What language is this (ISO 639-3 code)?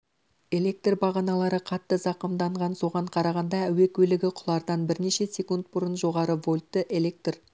kaz